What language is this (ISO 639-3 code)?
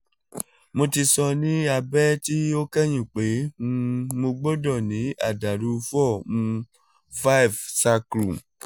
yor